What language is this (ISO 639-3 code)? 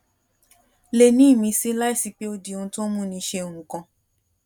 yor